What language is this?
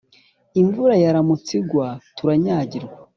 Kinyarwanda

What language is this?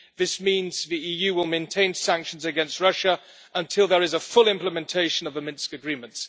English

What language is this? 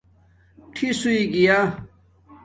Domaaki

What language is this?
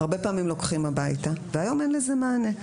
Hebrew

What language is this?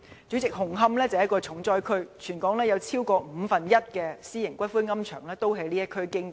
Cantonese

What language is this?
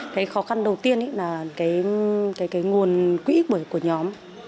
Vietnamese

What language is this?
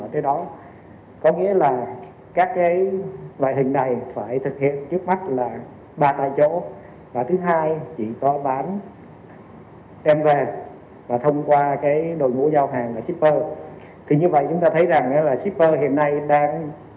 Vietnamese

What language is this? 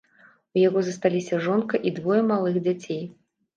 Belarusian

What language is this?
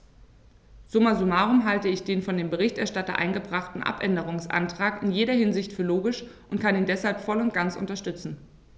German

